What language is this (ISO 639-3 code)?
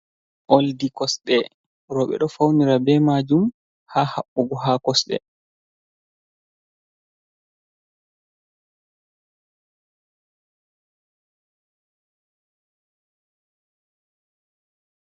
ful